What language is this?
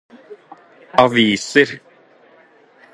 Norwegian Bokmål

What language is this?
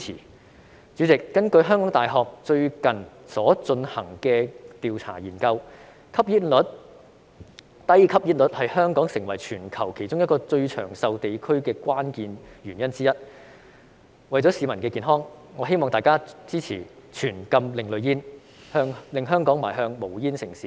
Cantonese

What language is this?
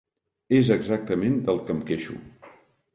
Catalan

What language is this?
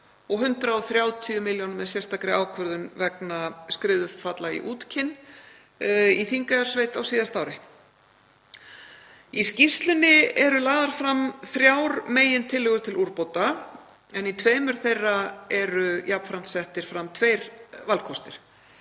Icelandic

